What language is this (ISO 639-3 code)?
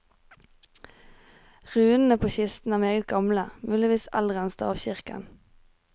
nor